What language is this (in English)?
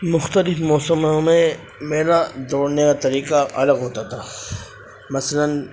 Urdu